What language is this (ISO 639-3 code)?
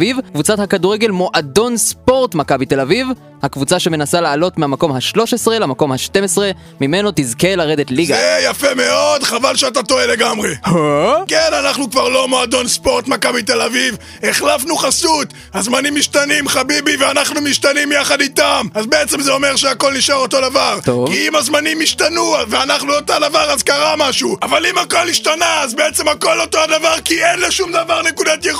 heb